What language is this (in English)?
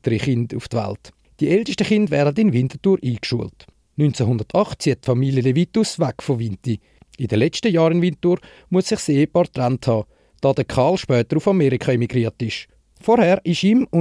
German